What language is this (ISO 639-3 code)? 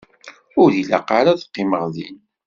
kab